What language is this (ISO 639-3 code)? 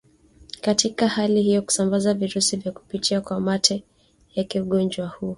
swa